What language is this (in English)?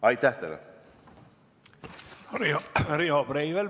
Estonian